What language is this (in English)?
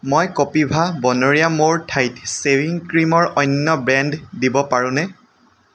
Assamese